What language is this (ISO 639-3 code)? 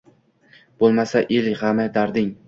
uzb